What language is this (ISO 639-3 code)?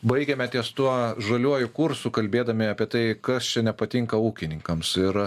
lit